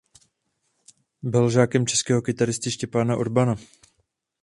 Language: Czech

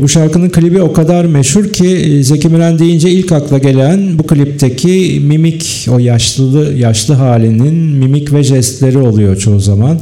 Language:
Turkish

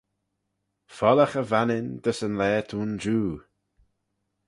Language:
Manx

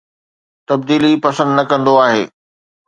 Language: Sindhi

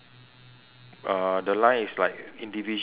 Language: English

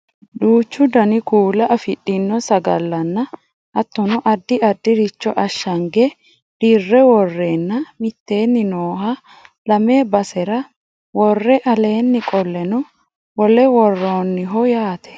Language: Sidamo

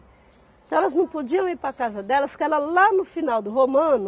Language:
Portuguese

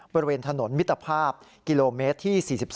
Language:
Thai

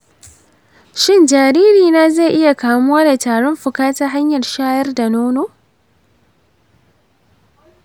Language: Hausa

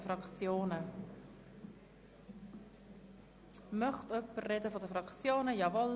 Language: Swiss German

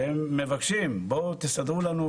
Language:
Hebrew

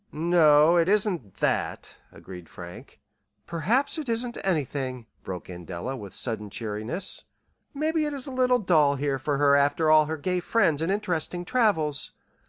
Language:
English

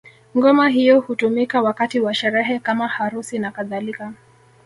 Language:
Swahili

